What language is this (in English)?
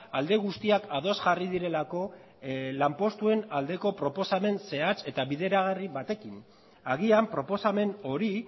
Basque